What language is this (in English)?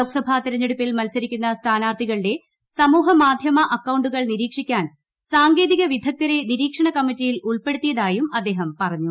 Malayalam